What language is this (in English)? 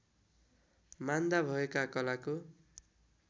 Nepali